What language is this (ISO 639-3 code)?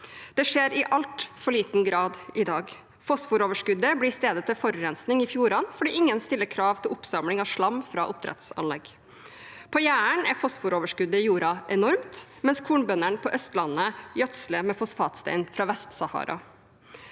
nor